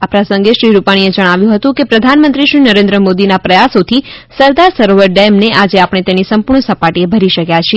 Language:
Gujarati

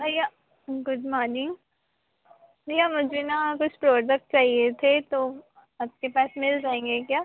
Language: Hindi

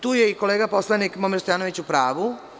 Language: Serbian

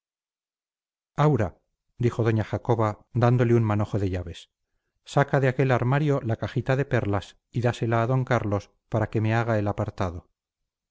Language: Spanish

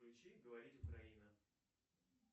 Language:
Russian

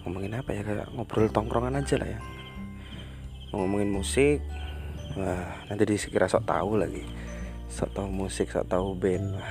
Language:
Indonesian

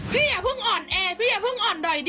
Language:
Thai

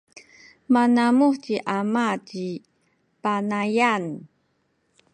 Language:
Sakizaya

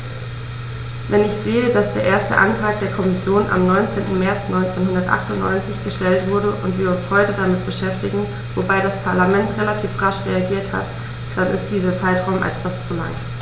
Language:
German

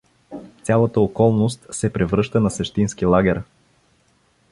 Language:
Bulgarian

